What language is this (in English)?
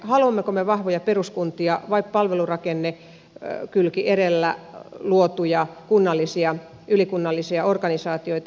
Finnish